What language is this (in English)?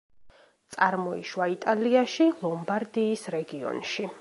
Georgian